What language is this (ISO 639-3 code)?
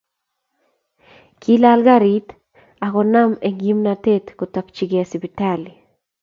kln